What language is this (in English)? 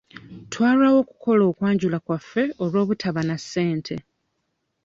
Ganda